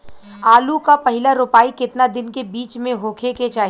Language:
Bhojpuri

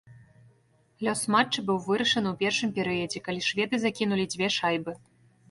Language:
Belarusian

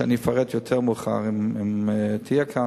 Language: Hebrew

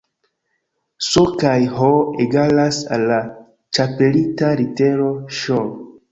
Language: Esperanto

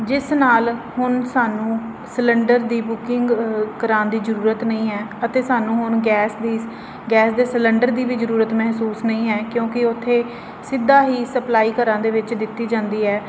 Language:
Punjabi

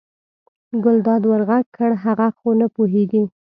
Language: Pashto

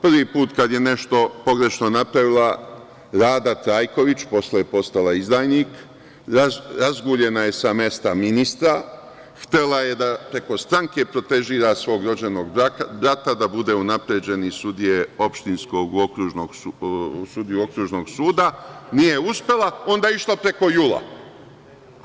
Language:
Serbian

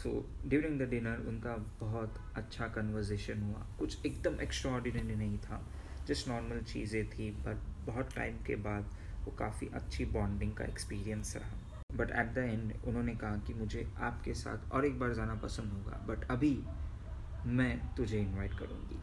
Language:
Hindi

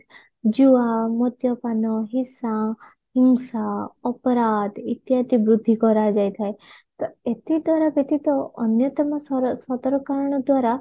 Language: Odia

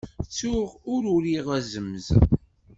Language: Kabyle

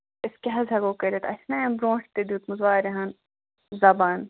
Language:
Kashmiri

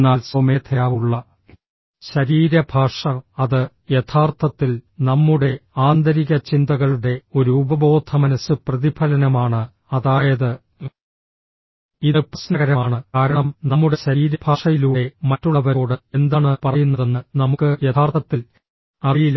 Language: Malayalam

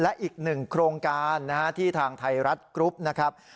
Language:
Thai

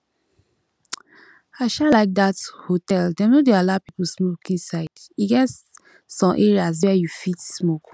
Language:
Nigerian Pidgin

